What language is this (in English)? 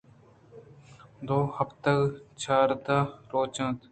Eastern Balochi